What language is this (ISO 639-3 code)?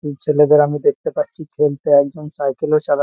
ben